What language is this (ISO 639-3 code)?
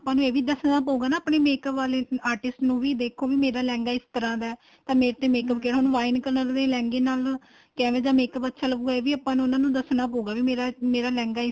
pan